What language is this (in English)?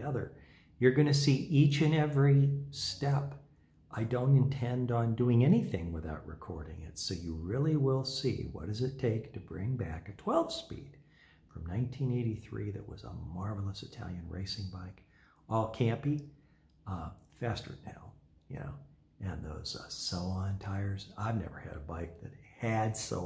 English